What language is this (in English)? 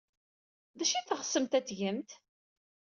Kabyle